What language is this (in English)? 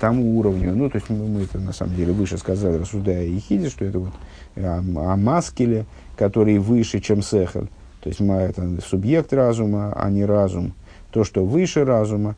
Russian